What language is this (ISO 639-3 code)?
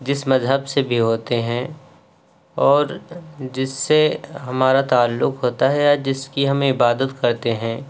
urd